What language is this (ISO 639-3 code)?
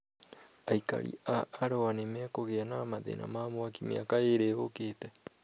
kik